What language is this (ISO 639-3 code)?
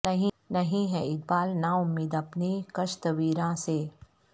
urd